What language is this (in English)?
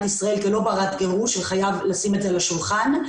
Hebrew